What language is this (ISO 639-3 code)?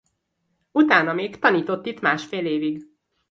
hun